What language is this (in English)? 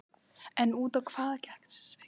Icelandic